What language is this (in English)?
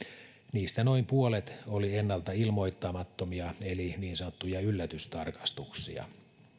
Finnish